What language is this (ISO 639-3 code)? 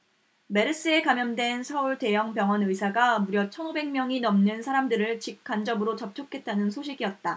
kor